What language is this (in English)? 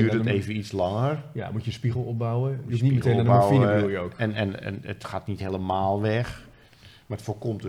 Dutch